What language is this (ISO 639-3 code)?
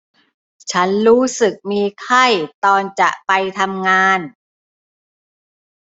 tha